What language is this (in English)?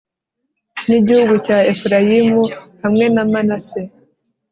Kinyarwanda